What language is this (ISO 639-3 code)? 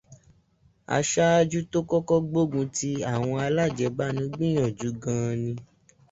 yor